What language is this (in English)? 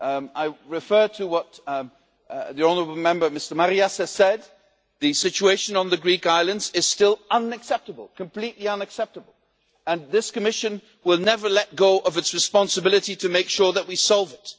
English